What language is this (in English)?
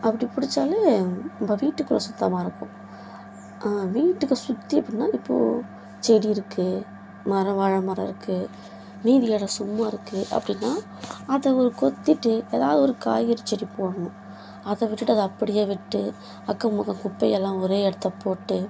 Tamil